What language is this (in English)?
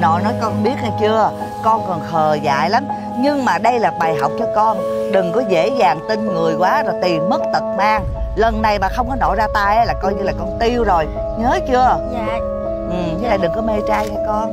Vietnamese